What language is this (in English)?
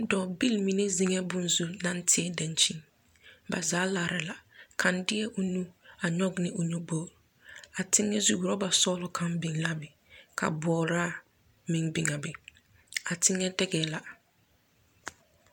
Southern Dagaare